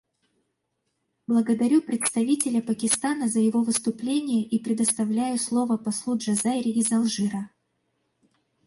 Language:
Russian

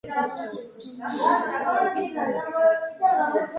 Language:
Georgian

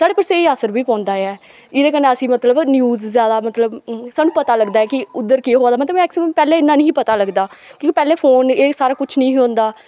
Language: Dogri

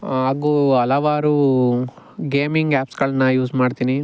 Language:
Kannada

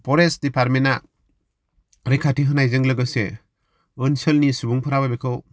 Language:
Bodo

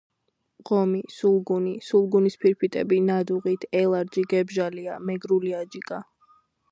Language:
Georgian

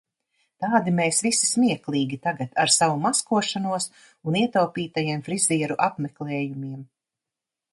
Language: Latvian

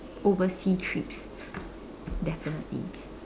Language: English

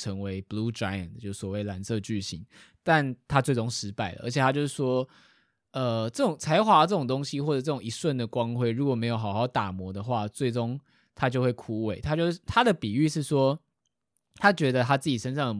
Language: Chinese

